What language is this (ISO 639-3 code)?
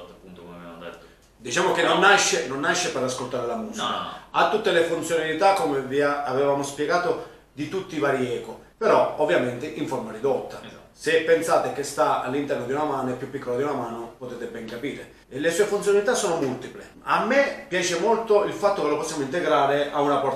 ita